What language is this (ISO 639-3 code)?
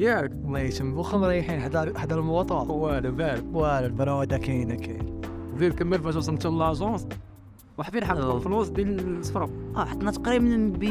ara